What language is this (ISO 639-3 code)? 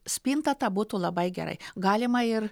lit